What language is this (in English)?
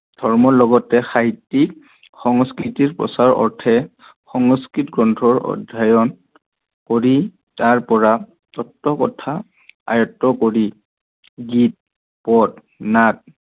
Assamese